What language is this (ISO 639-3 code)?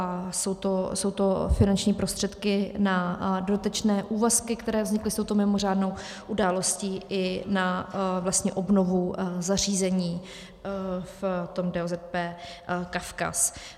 ces